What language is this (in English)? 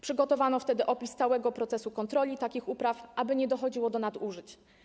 Polish